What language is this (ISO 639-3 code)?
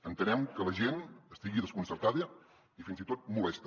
cat